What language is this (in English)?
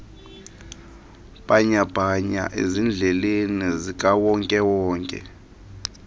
Xhosa